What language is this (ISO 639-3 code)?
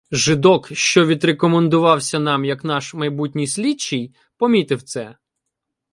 ukr